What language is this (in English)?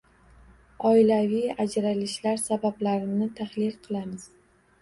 Uzbek